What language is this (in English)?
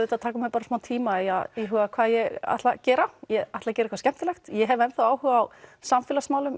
Icelandic